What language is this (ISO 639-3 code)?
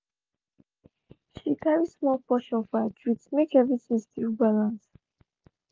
pcm